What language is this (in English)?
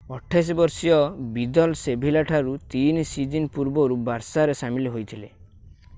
Odia